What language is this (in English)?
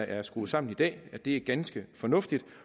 Danish